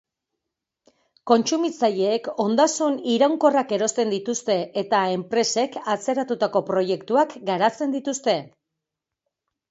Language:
Basque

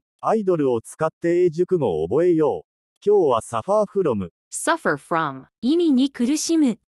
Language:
Japanese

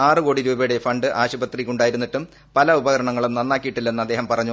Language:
Malayalam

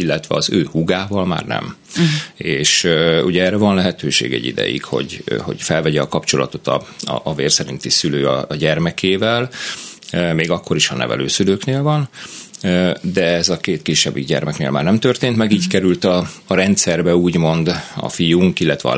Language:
Hungarian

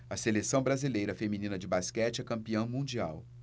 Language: Portuguese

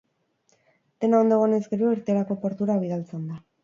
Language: Basque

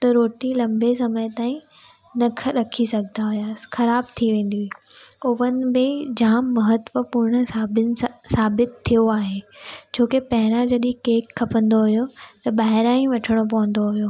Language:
Sindhi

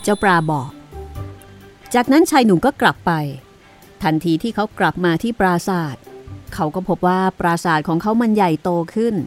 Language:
Thai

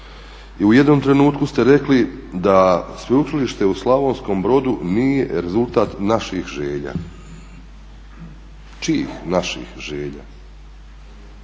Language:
Croatian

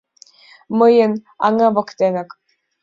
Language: Mari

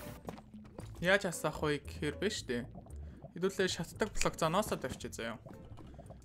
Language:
Romanian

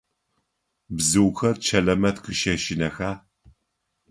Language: Adyghe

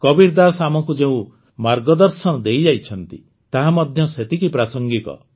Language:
Odia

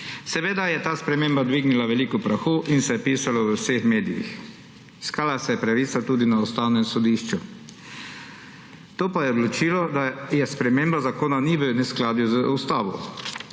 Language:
Slovenian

